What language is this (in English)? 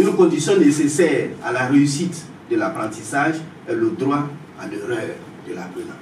French